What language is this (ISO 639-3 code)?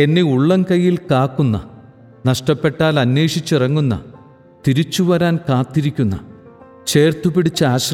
mal